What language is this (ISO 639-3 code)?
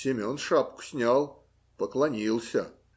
rus